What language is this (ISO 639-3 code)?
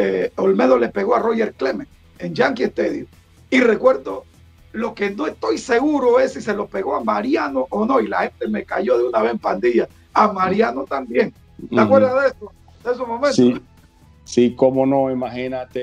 spa